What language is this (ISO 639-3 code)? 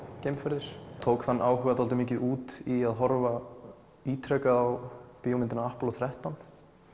isl